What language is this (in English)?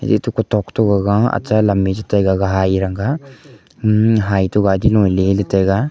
Wancho Naga